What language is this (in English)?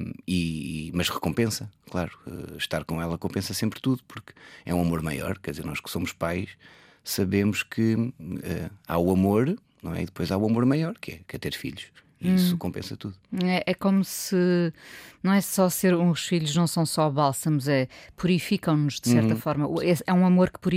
Portuguese